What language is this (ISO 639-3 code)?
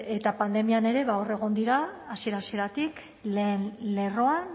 eus